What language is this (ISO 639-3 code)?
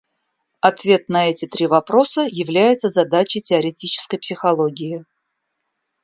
rus